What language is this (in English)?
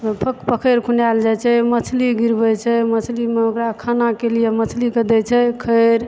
Maithili